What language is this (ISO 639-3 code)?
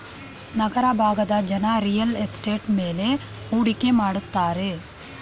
kan